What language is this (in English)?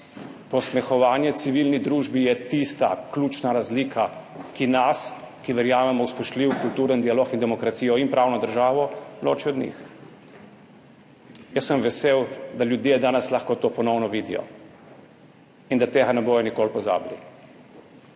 Slovenian